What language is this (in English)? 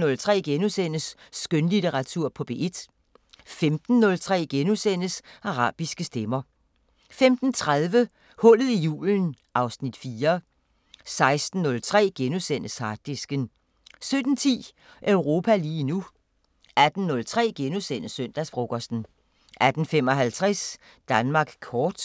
Danish